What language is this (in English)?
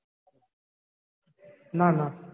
Gujarati